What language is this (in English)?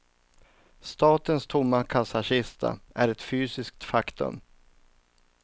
Swedish